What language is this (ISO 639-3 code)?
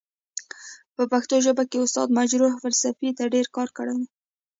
pus